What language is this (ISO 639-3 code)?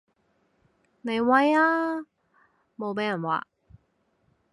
yue